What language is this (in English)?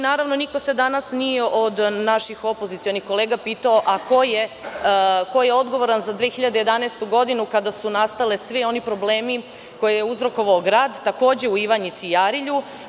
Serbian